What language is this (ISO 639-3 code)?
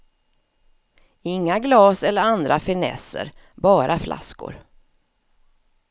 swe